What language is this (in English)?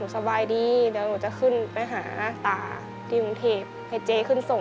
Thai